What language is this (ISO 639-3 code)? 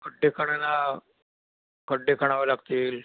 mar